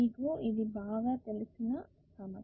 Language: Telugu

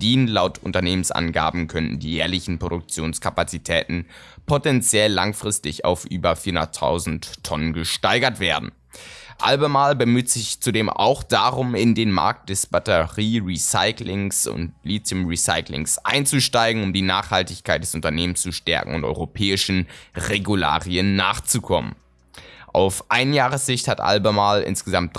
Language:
German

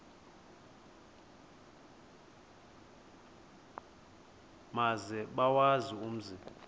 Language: Xhosa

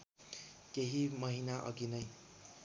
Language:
Nepali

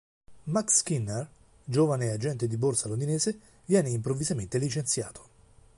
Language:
Italian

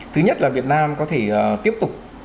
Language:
Vietnamese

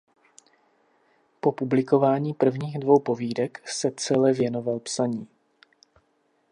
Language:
Czech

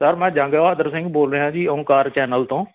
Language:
Punjabi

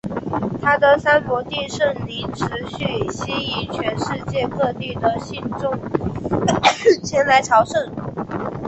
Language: Chinese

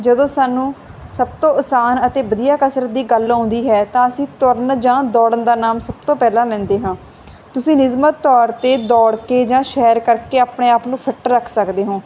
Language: Punjabi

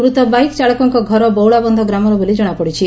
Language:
Odia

